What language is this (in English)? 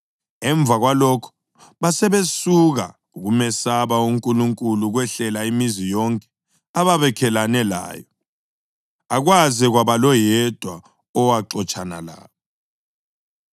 North Ndebele